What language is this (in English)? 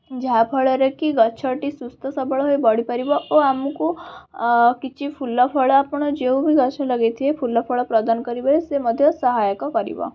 Odia